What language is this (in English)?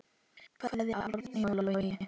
Icelandic